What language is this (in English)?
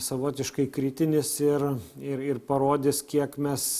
Lithuanian